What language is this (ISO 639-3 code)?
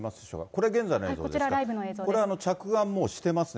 jpn